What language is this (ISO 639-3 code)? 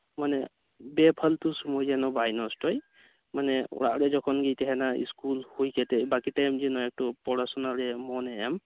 sat